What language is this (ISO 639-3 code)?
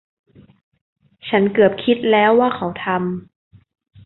tha